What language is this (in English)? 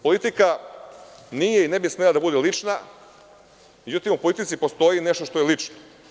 Serbian